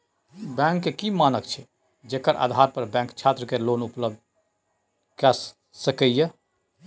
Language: Maithili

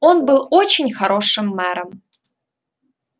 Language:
Russian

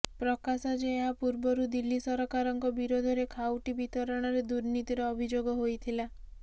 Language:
Odia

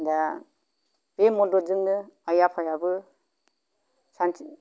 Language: Bodo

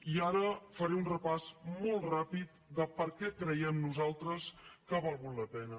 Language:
Catalan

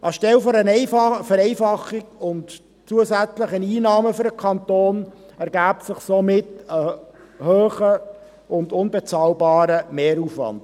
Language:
Swiss German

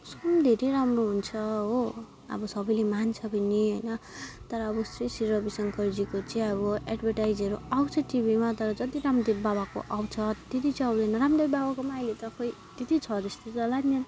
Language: Nepali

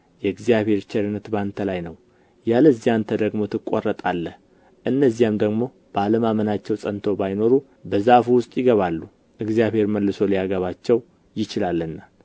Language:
Amharic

